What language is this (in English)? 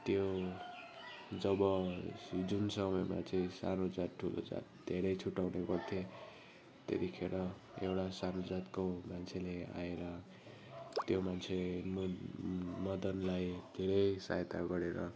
Nepali